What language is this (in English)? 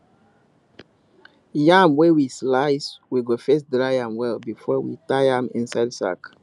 Nigerian Pidgin